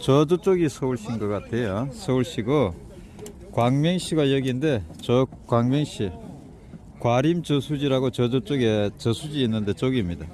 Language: Korean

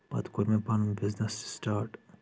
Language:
Kashmiri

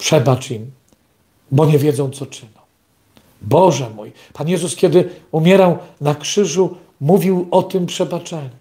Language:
Polish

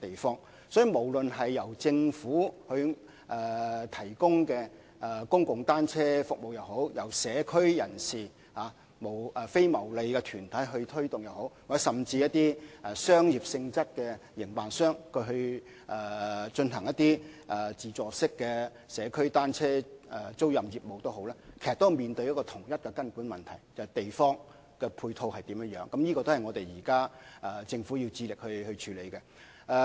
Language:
Cantonese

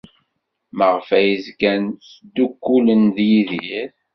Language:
Kabyle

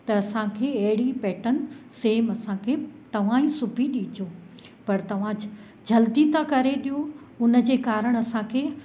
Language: Sindhi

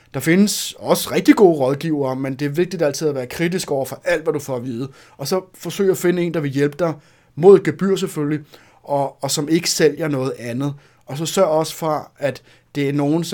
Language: Danish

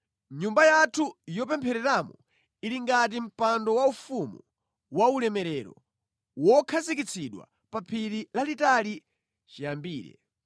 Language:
Nyanja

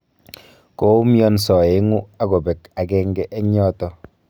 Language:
Kalenjin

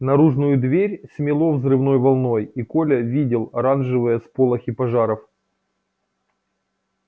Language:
Russian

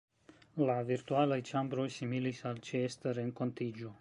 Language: Esperanto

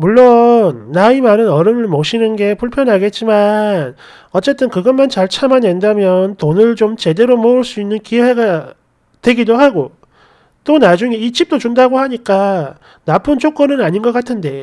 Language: Korean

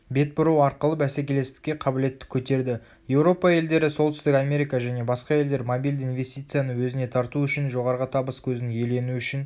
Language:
Kazakh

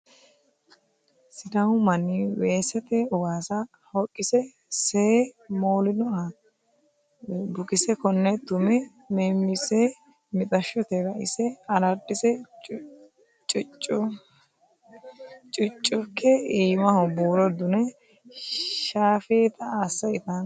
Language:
Sidamo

